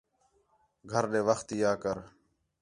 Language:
Khetrani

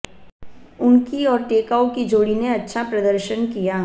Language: Hindi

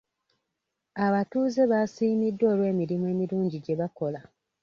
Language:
Ganda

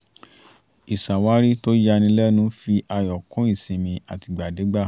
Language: Yoruba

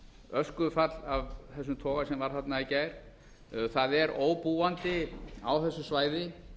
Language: Icelandic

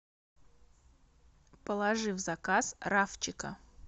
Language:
Russian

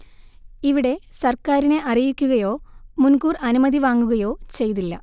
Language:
Malayalam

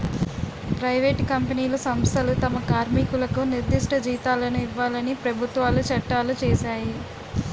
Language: Telugu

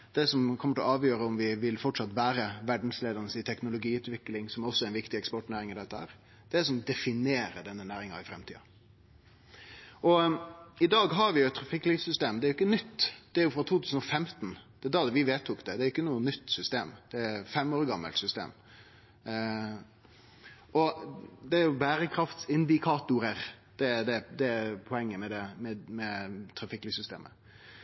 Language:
Norwegian Nynorsk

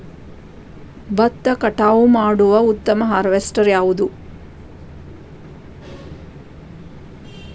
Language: Kannada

